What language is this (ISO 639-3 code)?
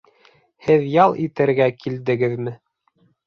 bak